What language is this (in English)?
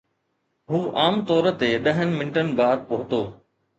Sindhi